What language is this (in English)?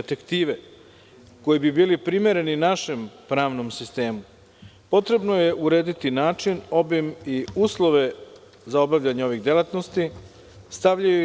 Serbian